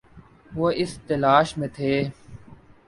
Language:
Urdu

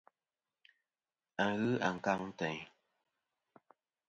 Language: Kom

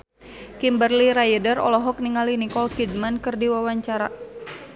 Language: Sundanese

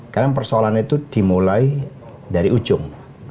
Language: Indonesian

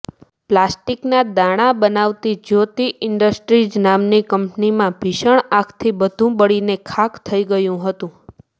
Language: Gujarati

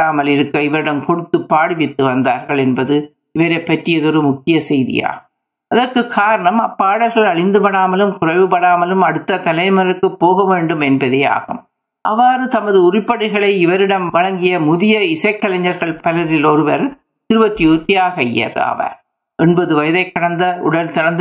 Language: Tamil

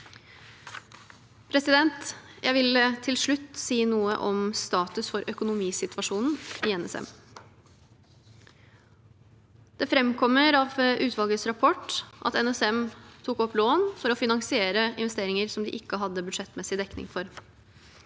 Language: Norwegian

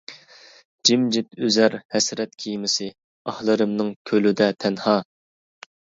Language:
Uyghur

